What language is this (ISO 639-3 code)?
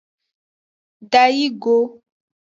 ajg